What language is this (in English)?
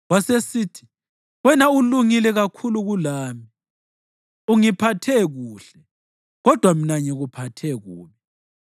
North Ndebele